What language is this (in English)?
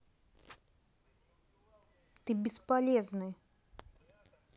Russian